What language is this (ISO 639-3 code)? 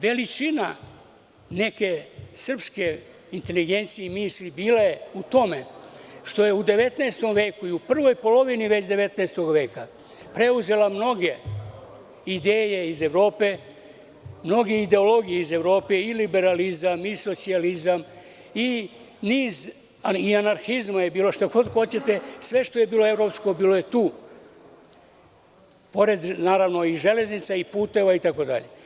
srp